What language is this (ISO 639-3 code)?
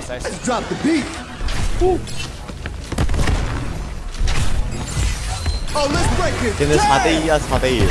kor